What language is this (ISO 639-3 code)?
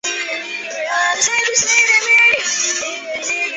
zho